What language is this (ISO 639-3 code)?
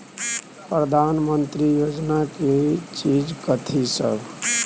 mai